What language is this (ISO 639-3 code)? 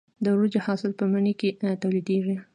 pus